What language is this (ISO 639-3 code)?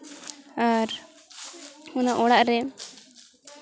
sat